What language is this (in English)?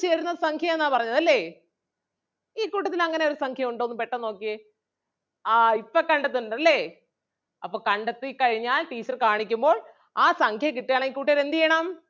Malayalam